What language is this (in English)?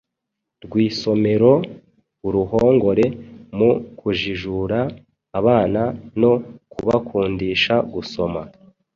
Kinyarwanda